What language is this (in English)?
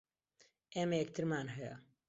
Central Kurdish